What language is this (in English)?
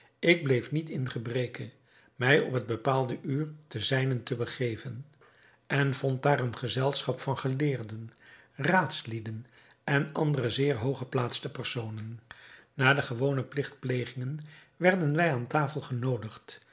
Dutch